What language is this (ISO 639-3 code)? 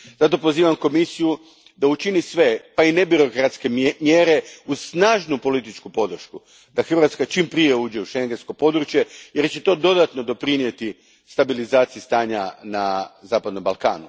hrv